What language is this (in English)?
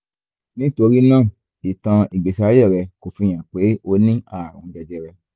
Yoruba